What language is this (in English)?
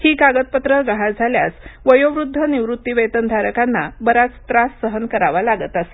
Marathi